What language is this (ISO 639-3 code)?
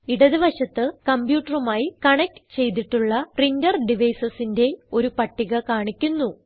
mal